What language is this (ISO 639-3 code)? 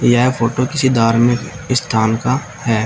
hin